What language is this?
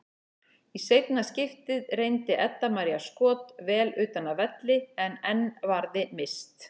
Icelandic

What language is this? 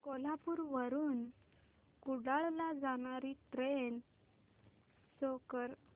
Marathi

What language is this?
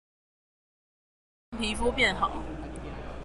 Chinese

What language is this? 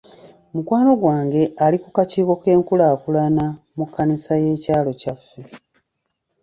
Ganda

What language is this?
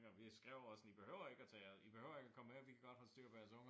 Danish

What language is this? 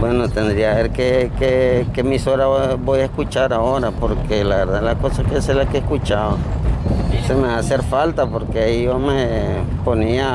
Spanish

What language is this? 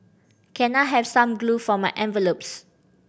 English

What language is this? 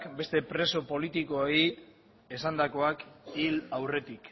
Basque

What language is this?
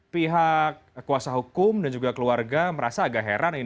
Indonesian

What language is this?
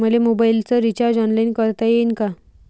Marathi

